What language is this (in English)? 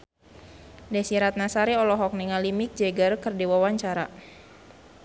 Sundanese